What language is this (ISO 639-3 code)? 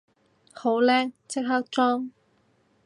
yue